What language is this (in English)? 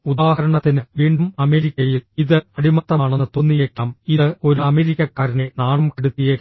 Malayalam